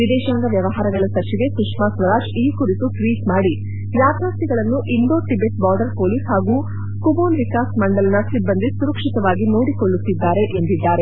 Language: Kannada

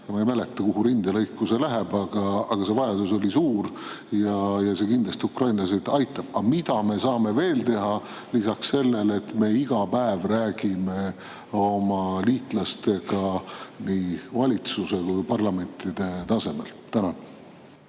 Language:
Estonian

